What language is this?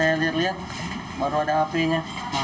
Indonesian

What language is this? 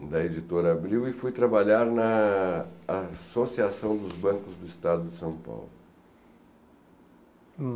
Portuguese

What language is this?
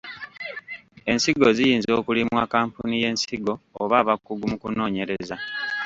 Ganda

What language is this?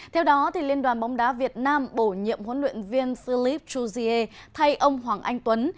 Vietnamese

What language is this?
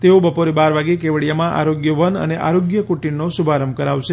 Gujarati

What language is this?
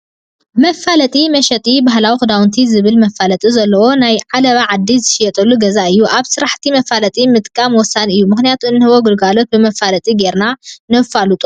Tigrinya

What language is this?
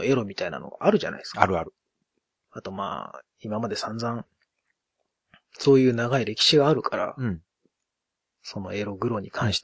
Japanese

